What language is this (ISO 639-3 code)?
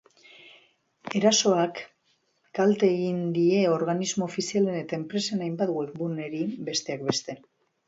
eus